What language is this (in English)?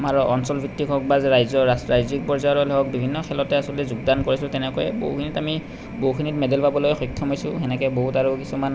Assamese